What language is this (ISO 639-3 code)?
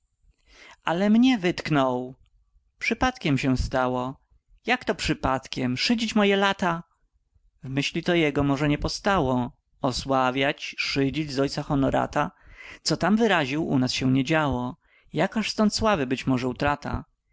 pol